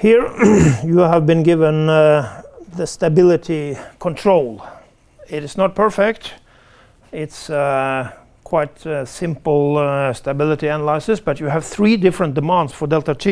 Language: English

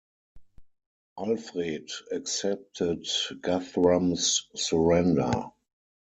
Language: English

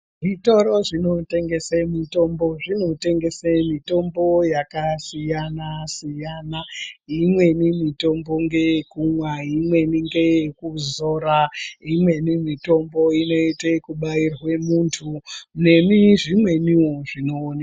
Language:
Ndau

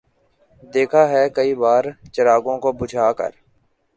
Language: Urdu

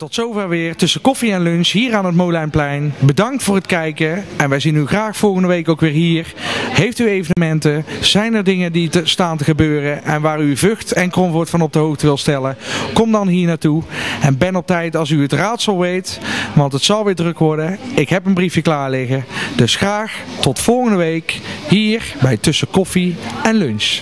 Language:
Dutch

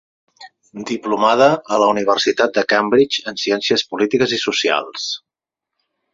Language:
Catalan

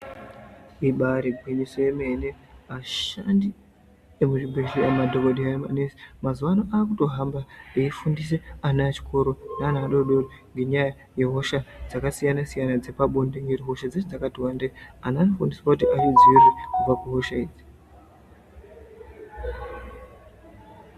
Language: Ndau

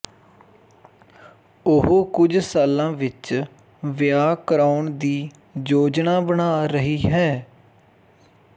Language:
Punjabi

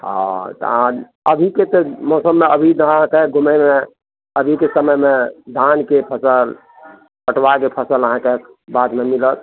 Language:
Maithili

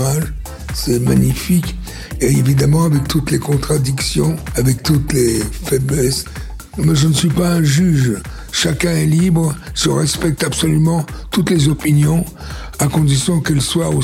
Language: French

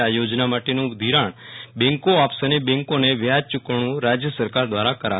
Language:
Gujarati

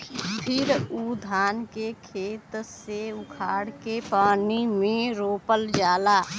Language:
Bhojpuri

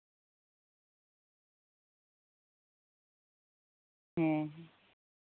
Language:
Santali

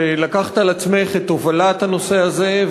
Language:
Hebrew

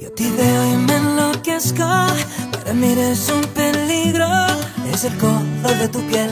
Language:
Spanish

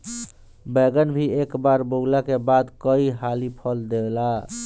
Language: Bhojpuri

